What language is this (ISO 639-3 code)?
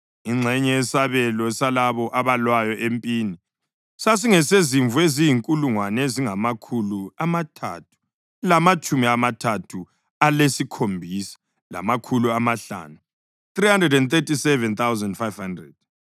nde